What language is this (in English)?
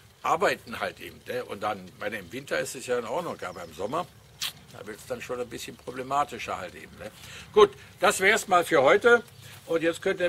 German